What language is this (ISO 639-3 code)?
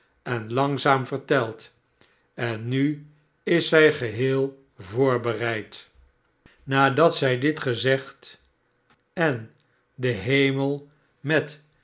nld